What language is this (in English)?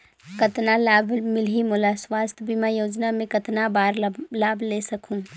Chhattisgarhi